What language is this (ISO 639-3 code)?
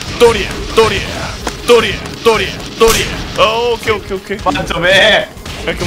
kor